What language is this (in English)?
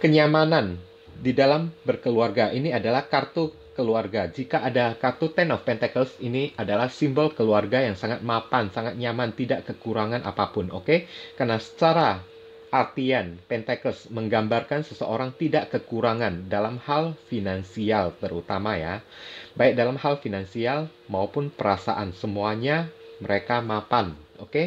Indonesian